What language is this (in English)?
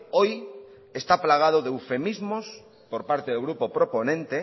Spanish